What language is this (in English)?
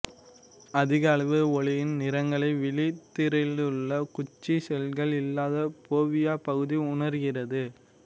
Tamil